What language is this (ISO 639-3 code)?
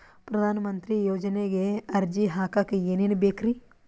kan